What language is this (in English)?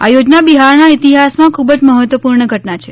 Gujarati